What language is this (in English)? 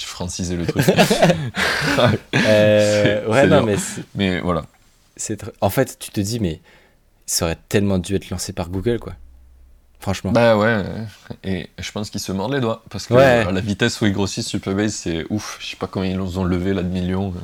French